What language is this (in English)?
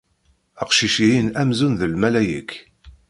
Kabyle